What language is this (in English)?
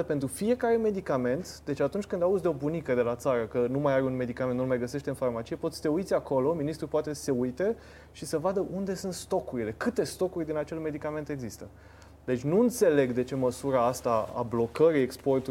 Romanian